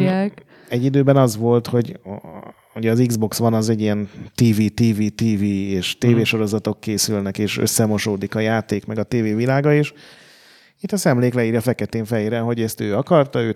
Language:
Hungarian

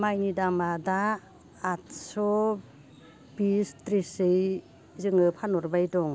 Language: Bodo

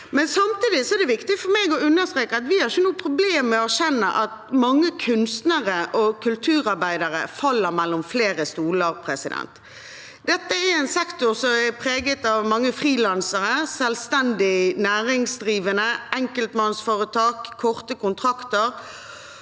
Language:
Norwegian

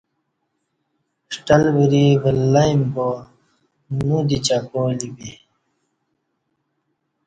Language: Kati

